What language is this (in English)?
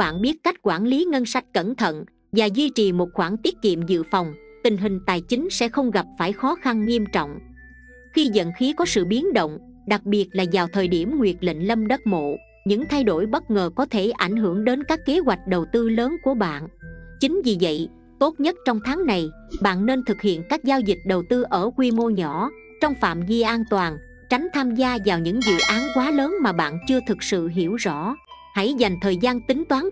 Vietnamese